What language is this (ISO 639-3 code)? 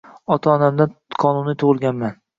uzb